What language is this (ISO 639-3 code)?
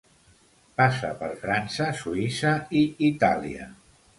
cat